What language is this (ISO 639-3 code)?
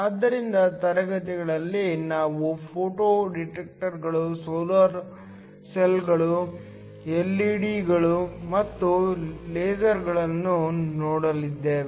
kan